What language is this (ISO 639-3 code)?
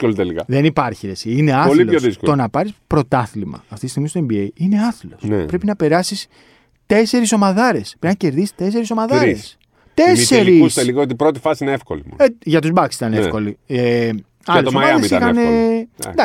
ell